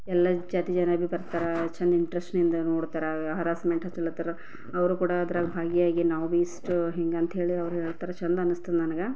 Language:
Kannada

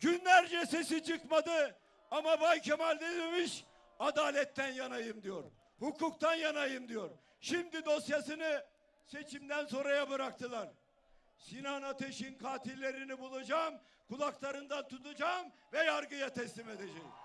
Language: Turkish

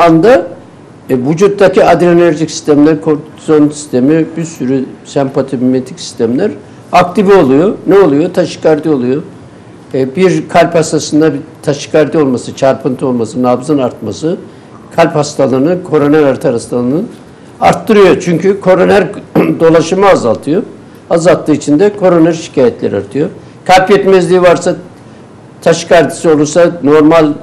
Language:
Turkish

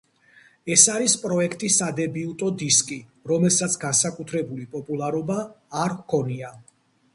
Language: Georgian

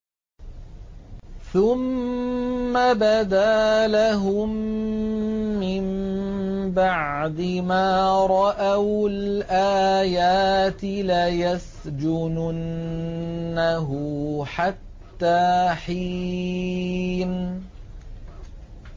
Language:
Arabic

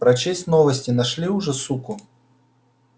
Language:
Russian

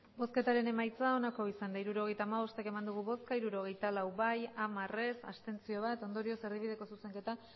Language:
Basque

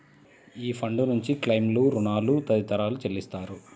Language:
Telugu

